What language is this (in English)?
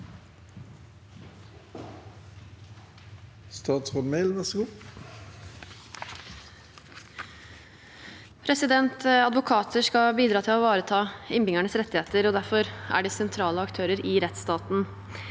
Norwegian